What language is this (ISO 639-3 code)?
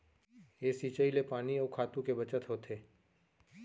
hne